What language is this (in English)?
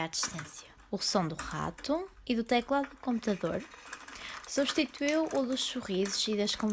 Portuguese